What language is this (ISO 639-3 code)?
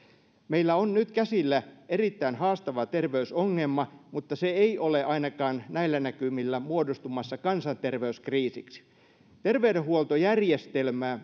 fin